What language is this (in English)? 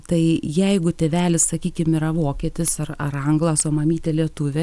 Lithuanian